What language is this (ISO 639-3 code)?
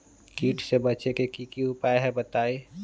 mag